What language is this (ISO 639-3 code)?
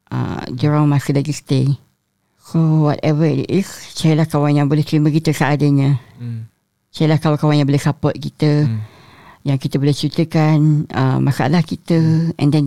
msa